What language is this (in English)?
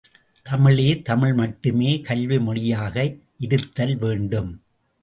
Tamil